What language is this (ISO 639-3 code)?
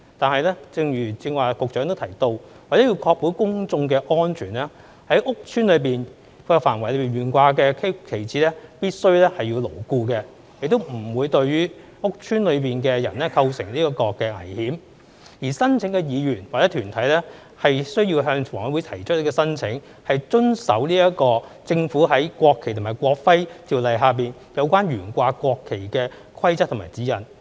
yue